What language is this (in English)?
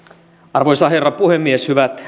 Finnish